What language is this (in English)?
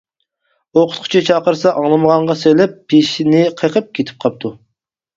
Uyghur